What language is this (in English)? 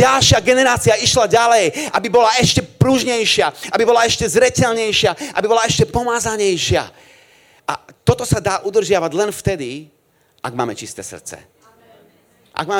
Slovak